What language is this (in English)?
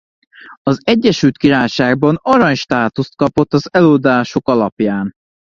Hungarian